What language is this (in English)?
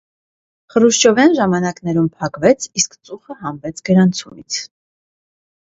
Armenian